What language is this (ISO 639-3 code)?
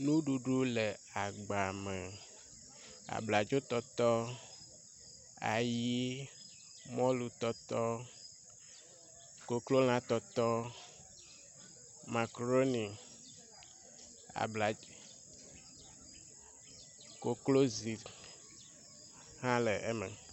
ewe